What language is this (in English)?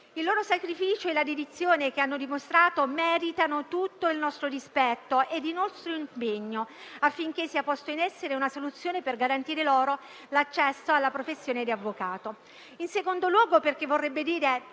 Italian